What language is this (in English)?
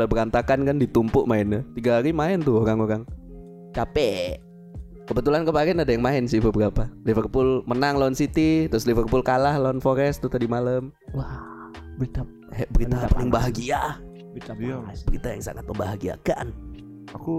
Indonesian